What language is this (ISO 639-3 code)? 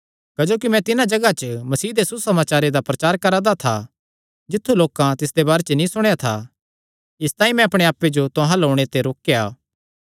xnr